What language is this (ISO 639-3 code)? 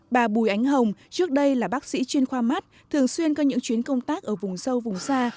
vie